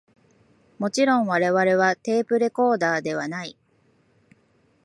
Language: Japanese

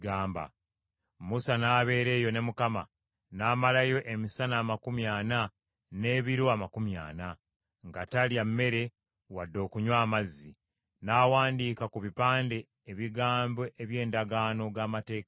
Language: Ganda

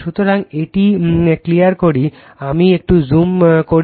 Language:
Bangla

